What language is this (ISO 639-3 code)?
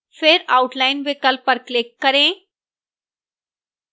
hin